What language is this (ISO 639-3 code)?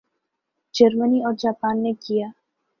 urd